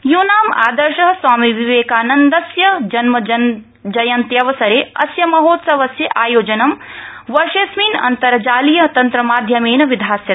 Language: Sanskrit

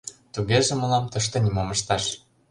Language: Mari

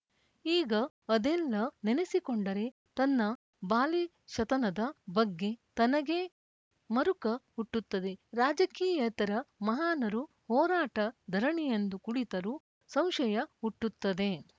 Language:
Kannada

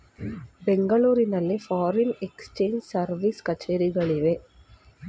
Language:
Kannada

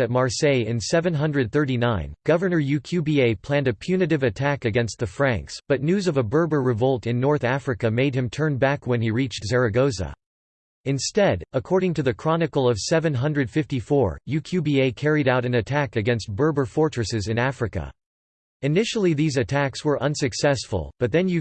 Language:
English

